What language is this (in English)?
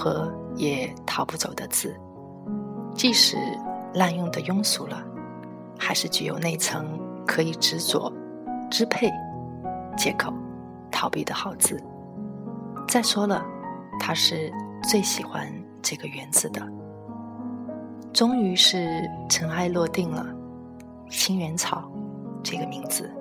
Chinese